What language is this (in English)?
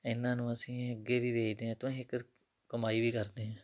Punjabi